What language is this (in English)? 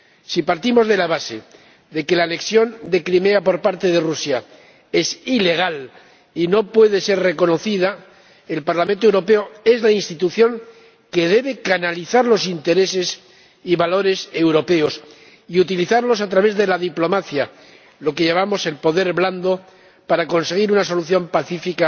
Spanish